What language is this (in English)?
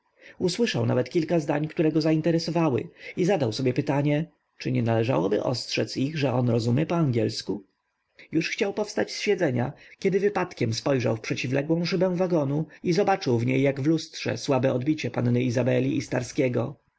Polish